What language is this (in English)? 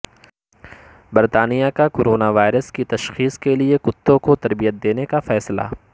Urdu